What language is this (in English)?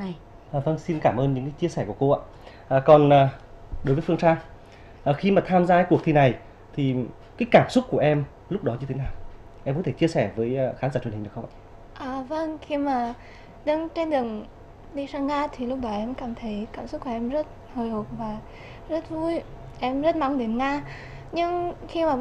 Vietnamese